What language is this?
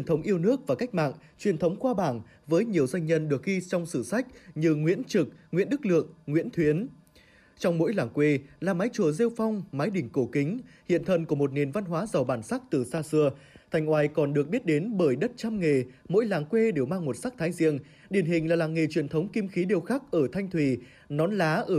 Vietnamese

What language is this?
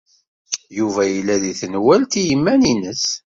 Kabyle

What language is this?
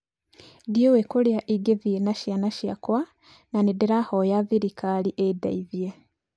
Kikuyu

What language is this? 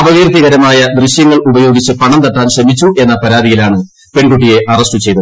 Malayalam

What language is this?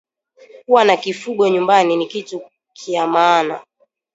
Swahili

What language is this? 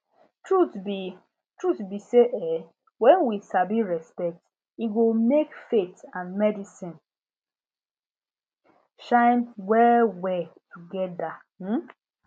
Nigerian Pidgin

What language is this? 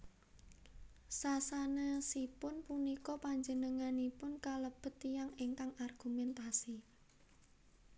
Javanese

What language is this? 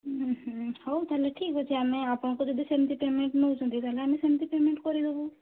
Odia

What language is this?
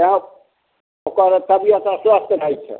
Maithili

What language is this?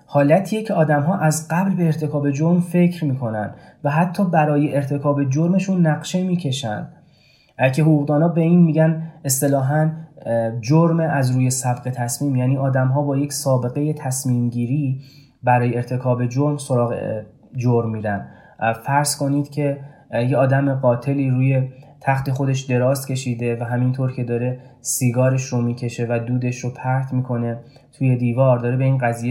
Persian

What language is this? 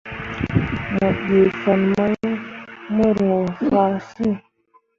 Mundang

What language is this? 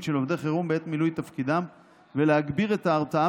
Hebrew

